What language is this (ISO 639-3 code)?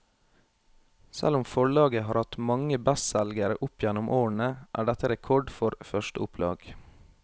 nor